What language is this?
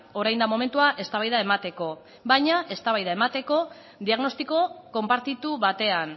Basque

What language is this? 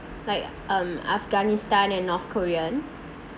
English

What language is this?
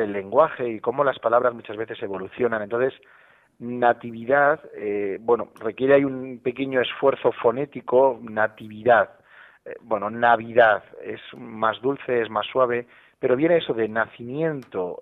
Spanish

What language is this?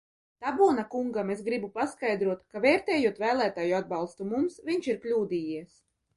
Latvian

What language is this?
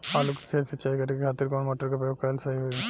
Bhojpuri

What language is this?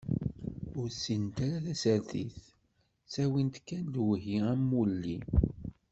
Kabyle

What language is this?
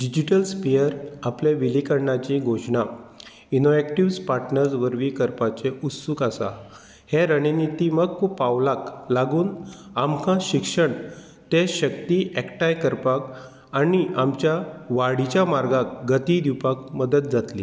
Konkani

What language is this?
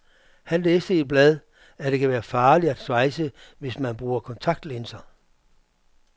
Danish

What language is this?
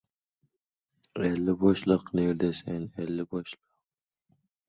Uzbek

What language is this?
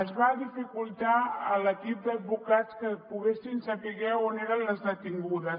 Catalan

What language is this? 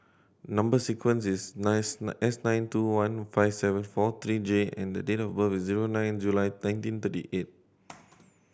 English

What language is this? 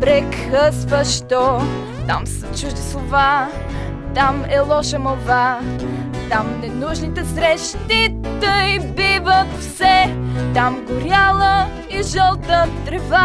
Bulgarian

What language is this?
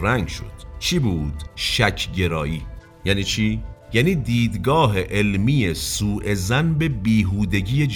Persian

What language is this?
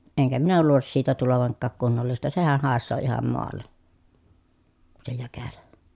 Finnish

